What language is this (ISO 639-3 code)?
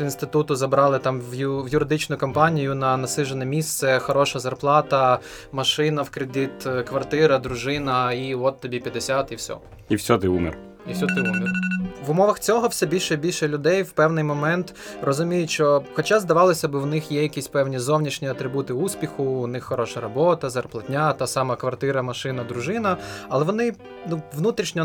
ukr